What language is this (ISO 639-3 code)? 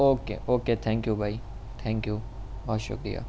urd